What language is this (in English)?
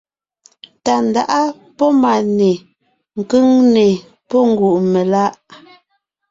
Ngiemboon